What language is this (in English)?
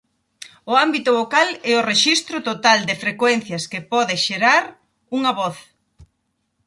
Galician